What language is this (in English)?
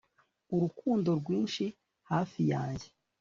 Kinyarwanda